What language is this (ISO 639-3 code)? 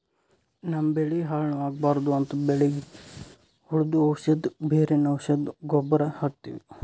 kan